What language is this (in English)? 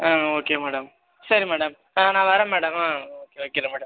Tamil